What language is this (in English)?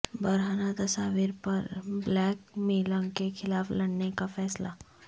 Urdu